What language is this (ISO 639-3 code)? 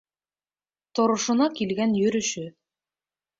bak